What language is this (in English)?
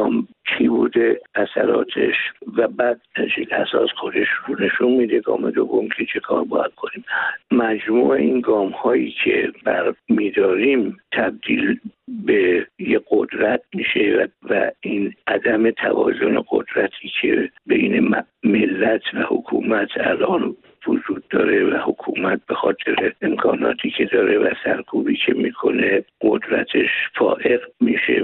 Persian